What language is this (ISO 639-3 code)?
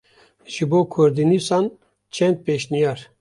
kur